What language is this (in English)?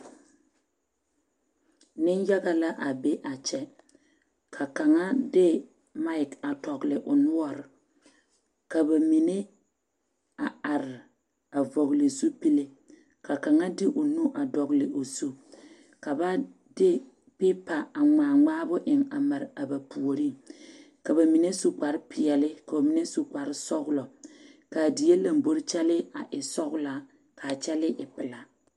Southern Dagaare